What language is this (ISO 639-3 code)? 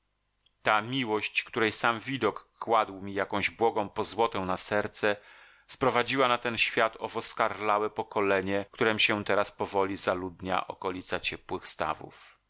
pol